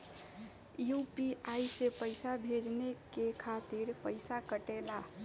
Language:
Bhojpuri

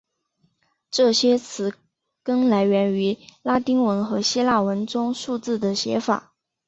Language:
Chinese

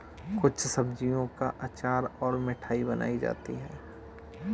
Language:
Hindi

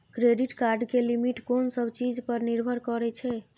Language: Maithili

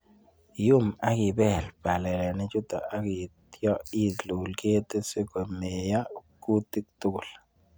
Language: Kalenjin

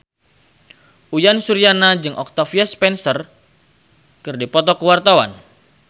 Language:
Sundanese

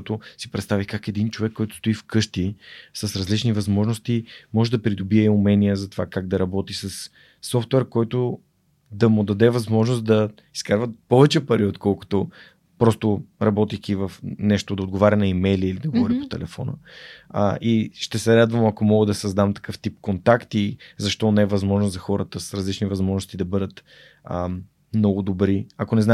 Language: Bulgarian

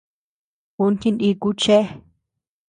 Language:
Tepeuxila Cuicatec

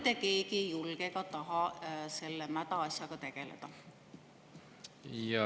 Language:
Estonian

